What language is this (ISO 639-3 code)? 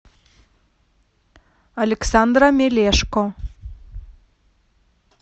rus